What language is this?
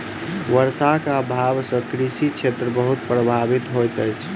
Maithili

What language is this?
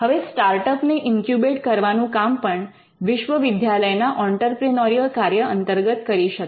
Gujarati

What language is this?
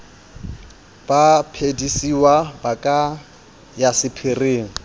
Southern Sotho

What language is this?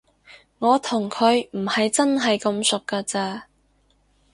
Cantonese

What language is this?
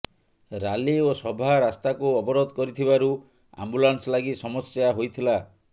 Odia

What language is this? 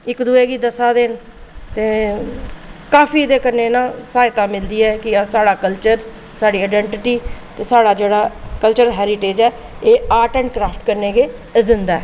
Dogri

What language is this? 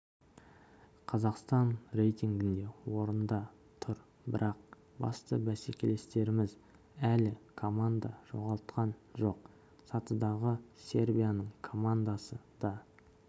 Kazakh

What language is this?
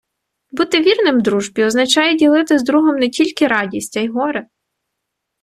Ukrainian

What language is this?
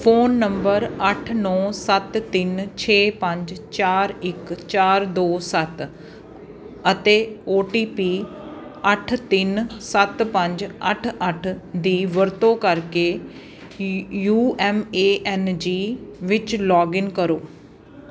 Punjabi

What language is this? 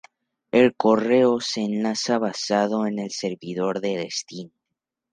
Spanish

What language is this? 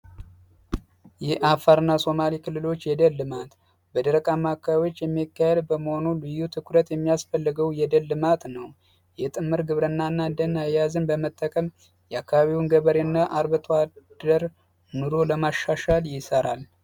Amharic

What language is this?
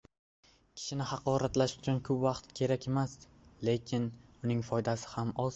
Uzbek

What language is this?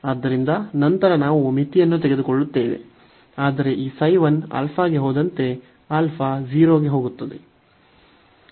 Kannada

